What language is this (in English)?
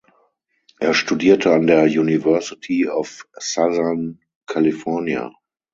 German